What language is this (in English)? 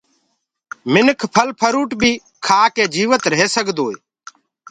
Gurgula